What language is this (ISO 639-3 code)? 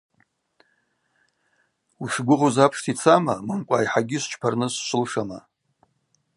abq